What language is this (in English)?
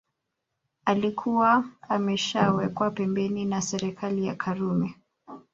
Swahili